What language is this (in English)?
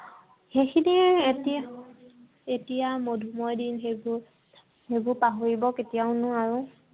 Assamese